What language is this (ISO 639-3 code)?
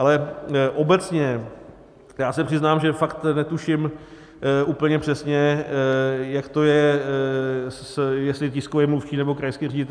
ces